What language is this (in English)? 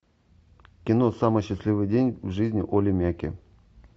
Russian